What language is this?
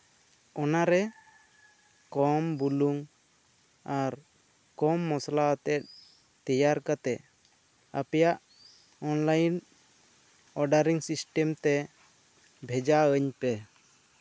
Santali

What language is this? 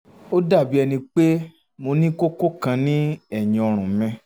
Yoruba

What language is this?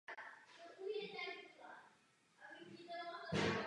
Czech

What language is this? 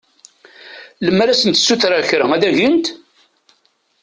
Kabyle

